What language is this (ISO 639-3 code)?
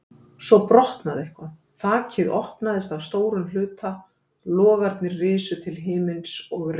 isl